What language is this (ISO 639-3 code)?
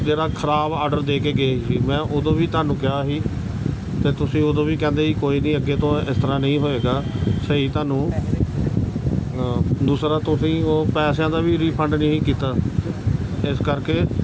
pan